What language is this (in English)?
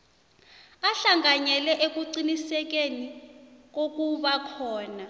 South Ndebele